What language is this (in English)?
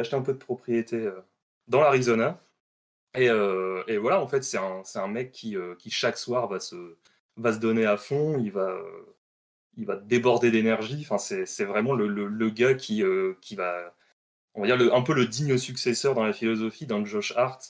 French